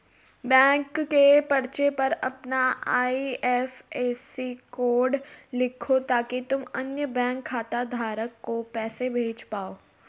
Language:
Hindi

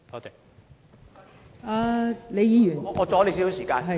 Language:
Cantonese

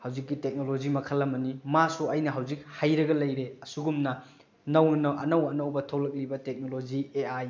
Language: Manipuri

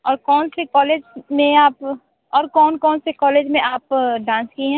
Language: Hindi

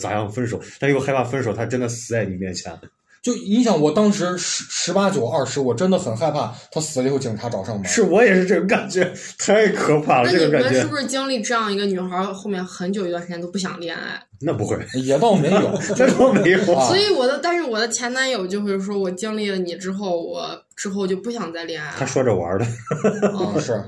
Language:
Chinese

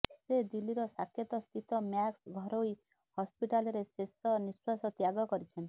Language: Odia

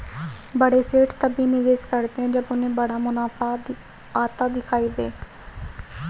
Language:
Hindi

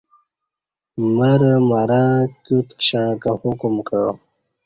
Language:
Kati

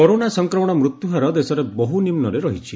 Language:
Odia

